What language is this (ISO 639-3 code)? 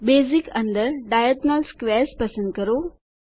guj